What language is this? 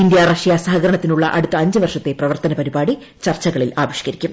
Malayalam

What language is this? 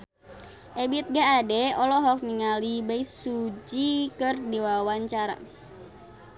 Sundanese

